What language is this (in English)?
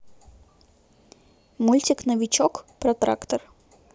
Russian